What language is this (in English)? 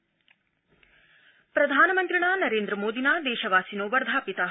Sanskrit